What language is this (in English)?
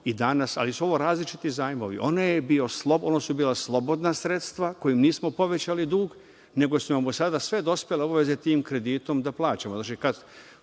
Serbian